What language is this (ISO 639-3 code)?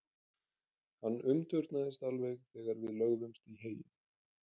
isl